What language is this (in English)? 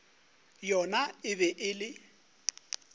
Northern Sotho